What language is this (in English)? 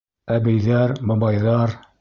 Bashkir